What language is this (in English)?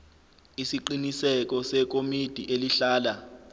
Zulu